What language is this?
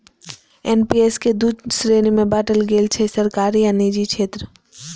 Maithili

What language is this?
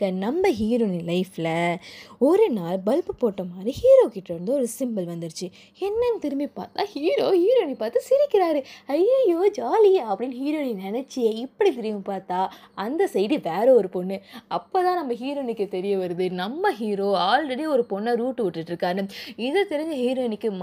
Tamil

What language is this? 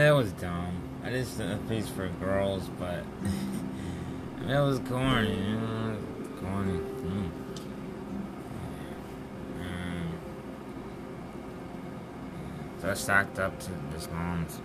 English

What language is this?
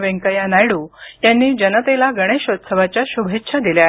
Marathi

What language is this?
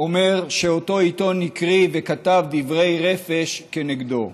Hebrew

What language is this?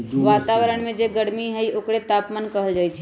Magahi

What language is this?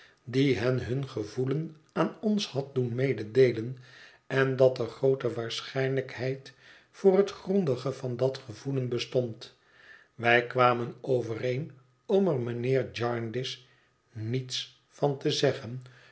Dutch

